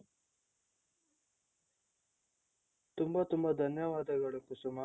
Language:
Kannada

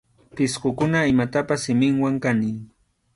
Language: Arequipa-La Unión Quechua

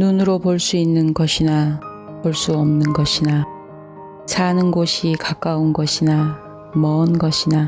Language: Korean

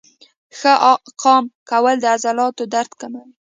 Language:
Pashto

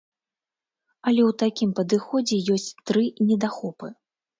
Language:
Belarusian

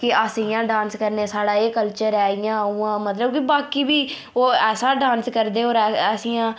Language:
Dogri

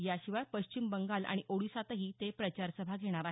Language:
Marathi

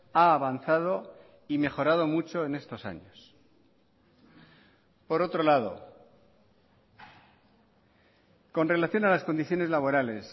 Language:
Spanish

